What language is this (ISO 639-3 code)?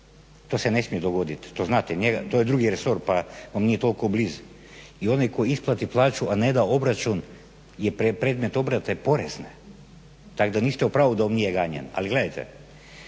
hrv